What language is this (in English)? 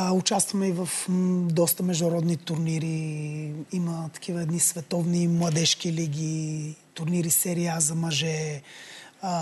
Bulgarian